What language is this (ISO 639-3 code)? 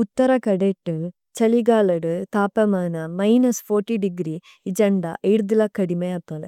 tcy